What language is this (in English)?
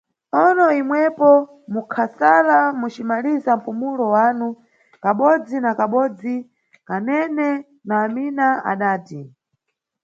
Nyungwe